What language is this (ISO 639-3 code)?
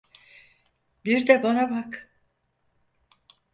tur